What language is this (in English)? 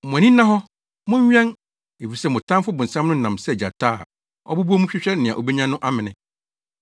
Akan